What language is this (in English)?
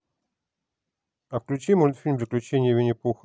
Russian